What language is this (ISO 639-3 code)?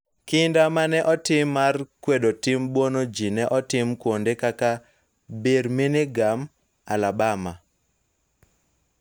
luo